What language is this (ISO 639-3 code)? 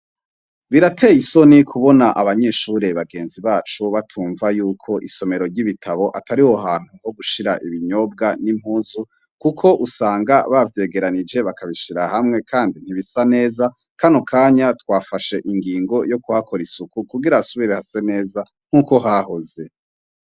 run